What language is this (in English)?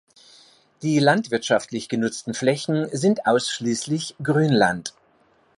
German